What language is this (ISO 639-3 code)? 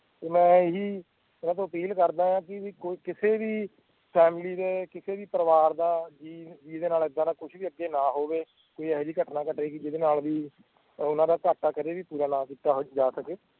pan